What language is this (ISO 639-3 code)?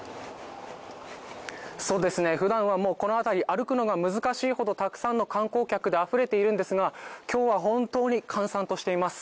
jpn